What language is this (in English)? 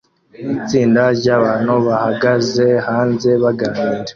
Kinyarwanda